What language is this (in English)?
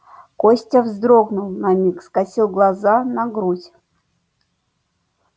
Russian